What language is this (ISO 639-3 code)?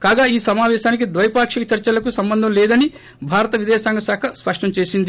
tel